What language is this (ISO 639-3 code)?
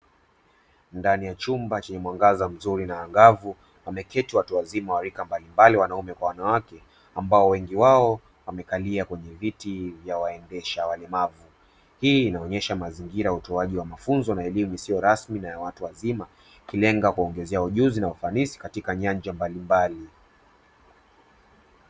swa